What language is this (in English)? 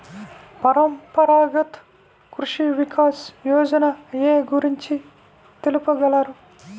Telugu